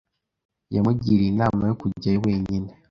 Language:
Kinyarwanda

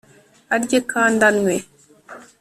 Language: Kinyarwanda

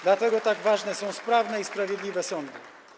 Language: Polish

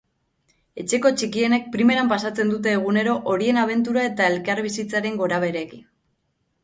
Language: Basque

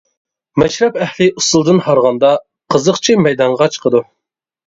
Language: Uyghur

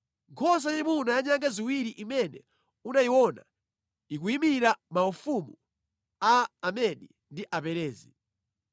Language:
Nyanja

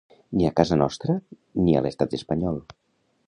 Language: Catalan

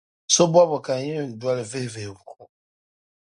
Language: Dagbani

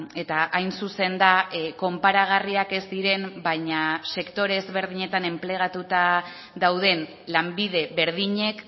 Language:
Basque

